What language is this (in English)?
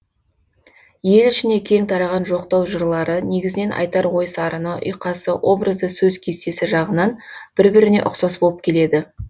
Kazakh